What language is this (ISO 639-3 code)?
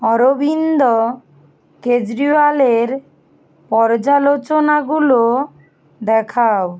ben